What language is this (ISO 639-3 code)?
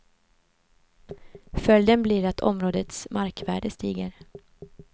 swe